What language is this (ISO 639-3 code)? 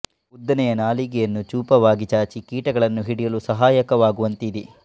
kan